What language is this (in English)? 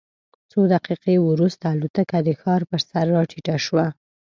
Pashto